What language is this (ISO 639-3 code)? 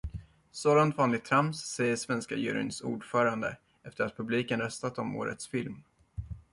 swe